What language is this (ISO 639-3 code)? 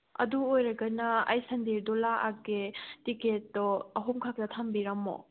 mni